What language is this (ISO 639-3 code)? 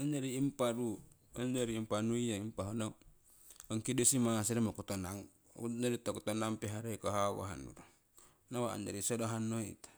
siw